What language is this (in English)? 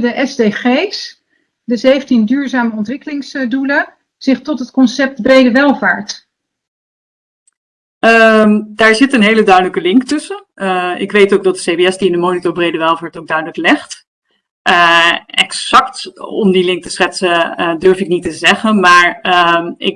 Dutch